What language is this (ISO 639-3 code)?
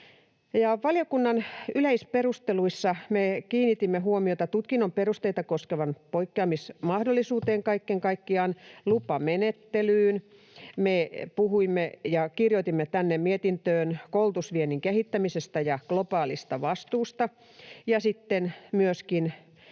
fin